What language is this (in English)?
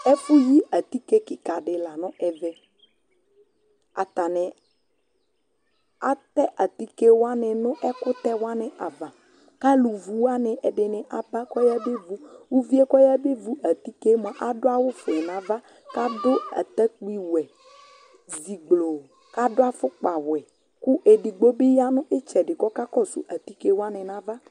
Ikposo